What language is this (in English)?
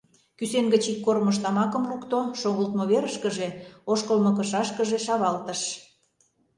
Mari